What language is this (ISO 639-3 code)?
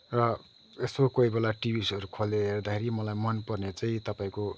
nep